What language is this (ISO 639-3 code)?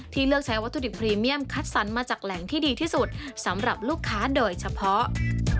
tha